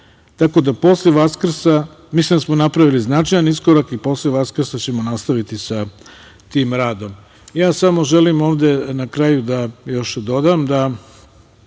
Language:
Serbian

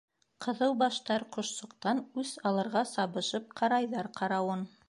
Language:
Bashkir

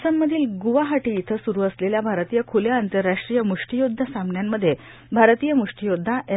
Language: Marathi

